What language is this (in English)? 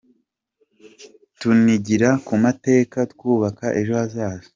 Kinyarwanda